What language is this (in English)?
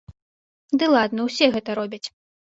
Belarusian